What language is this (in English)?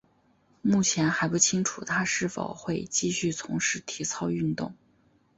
Chinese